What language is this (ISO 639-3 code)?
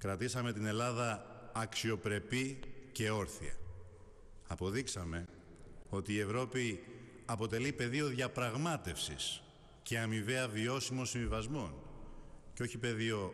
ell